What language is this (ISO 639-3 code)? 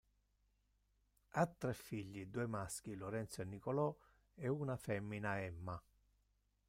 ita